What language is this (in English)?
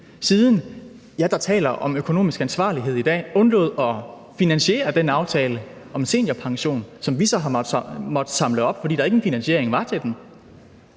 Danish